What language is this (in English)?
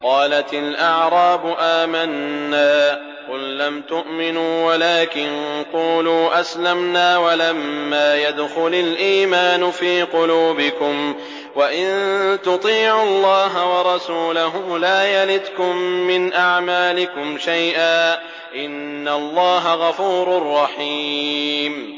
Arabic